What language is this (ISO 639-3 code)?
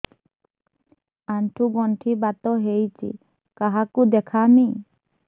ori